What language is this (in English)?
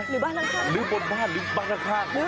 Thai